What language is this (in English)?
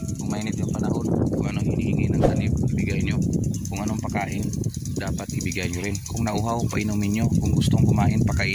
Filipino